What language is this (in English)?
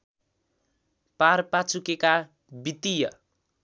Nepali